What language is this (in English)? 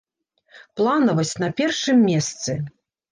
Belarusian